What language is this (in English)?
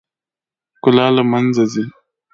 Pashto